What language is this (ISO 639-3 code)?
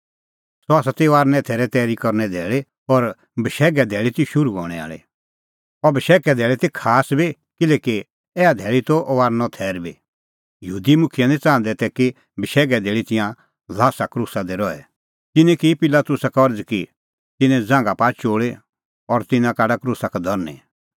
kfx